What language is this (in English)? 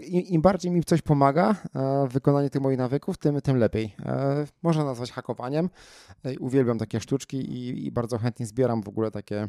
Polish